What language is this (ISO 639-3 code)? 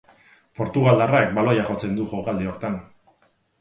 eus